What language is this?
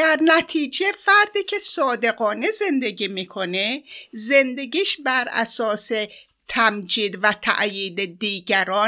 Persian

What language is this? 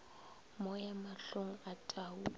Northern Sotho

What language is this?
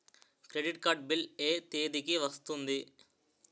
Telugu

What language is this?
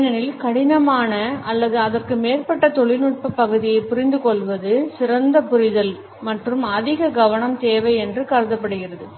Tamil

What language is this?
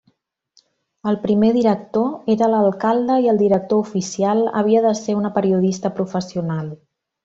Catalan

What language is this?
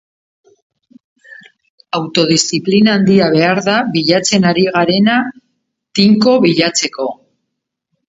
Basque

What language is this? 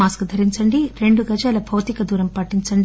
Telugu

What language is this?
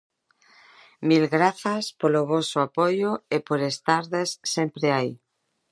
Galician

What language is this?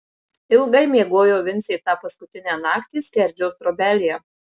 Lithuanian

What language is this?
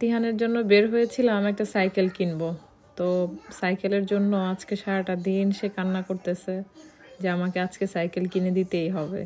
Romanian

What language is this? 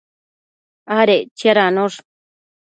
Matsés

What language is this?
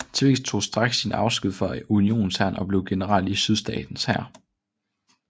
Danish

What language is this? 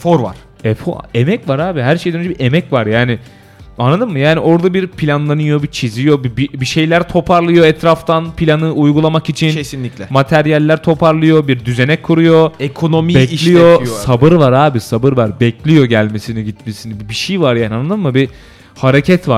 Turkish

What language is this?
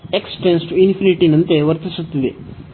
Kannada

